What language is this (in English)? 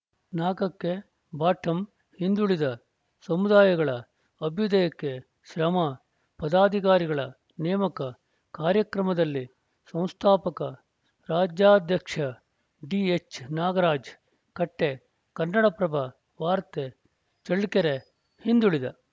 Kannada